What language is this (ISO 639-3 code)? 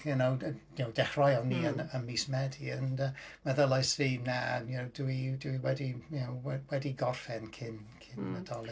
cym